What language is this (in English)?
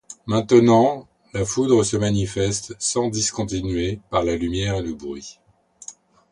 French